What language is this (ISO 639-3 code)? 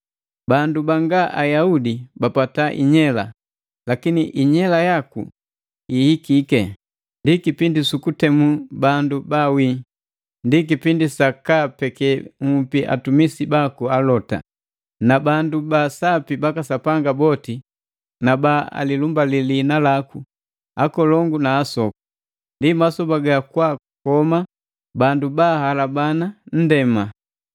mgv